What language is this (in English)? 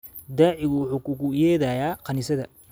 Somali